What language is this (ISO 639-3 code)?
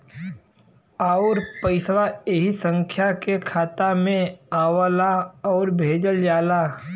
bho